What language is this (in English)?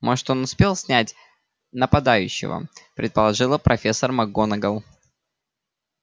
Russian